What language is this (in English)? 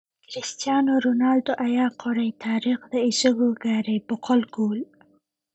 Somali